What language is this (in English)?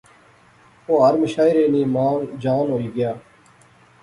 Pahari-Potwari